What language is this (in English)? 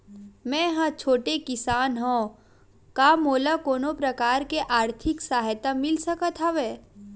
Chhattisgarhi